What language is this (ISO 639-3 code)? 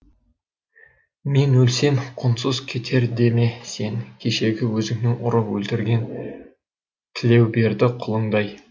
kaz